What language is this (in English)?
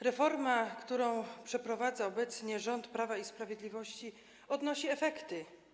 Polish